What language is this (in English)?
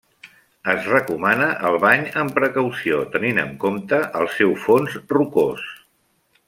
Catalan